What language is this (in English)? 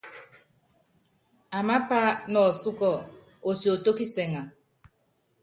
Yangben